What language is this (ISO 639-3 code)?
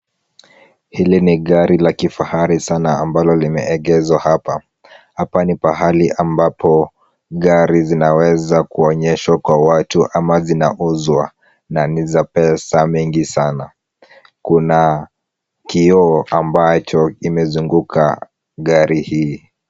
swa